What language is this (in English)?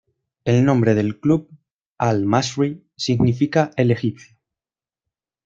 Spanish